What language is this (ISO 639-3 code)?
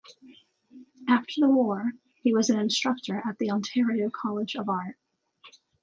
eng